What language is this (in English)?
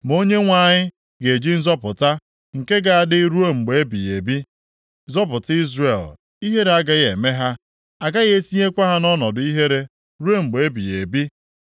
Igbo